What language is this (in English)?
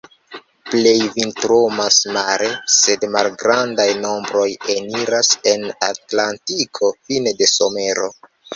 Esperanto